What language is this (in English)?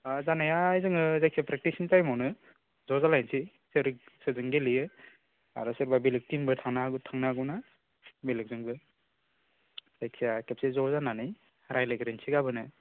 Bodo